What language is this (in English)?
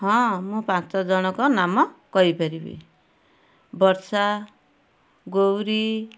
Odia